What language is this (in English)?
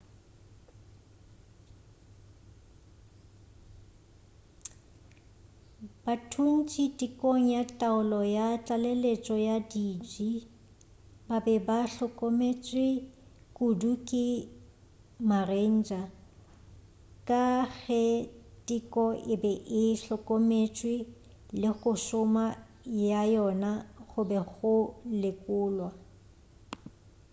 Northern Sotho